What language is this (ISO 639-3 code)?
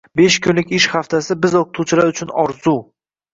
uzb